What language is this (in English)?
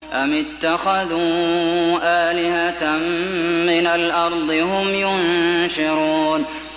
Arabic